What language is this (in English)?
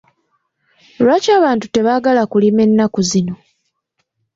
Ganda